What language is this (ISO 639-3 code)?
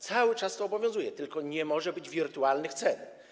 pol